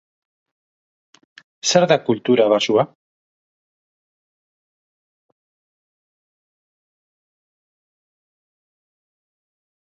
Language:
Basque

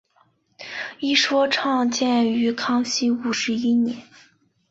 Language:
Chinese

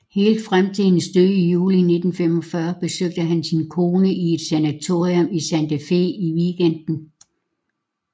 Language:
Danish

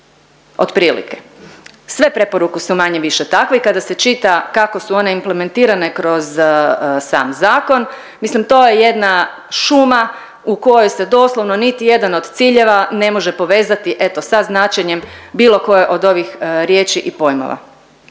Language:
Croatian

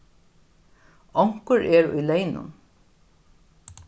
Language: Faroese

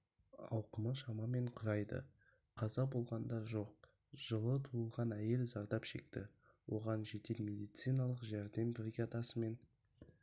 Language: Kazakh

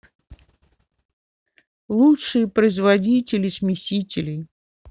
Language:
Russian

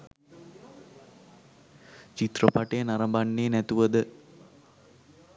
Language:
Sinhala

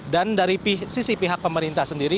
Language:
Indonesian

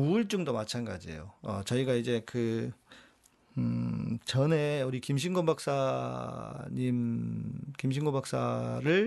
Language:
Korean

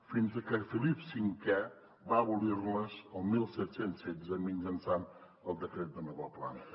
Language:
Catalan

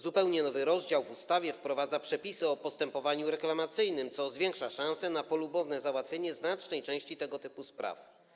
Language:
Polish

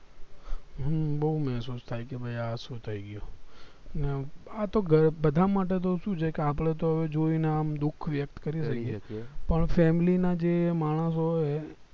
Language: Gujarati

